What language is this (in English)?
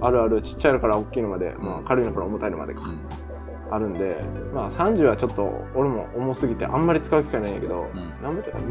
Japanese